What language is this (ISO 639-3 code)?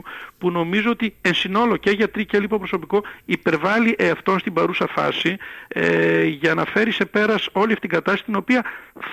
ell